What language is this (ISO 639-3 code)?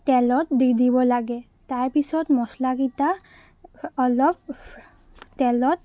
asm